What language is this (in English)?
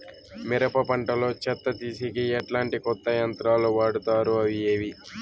Telugu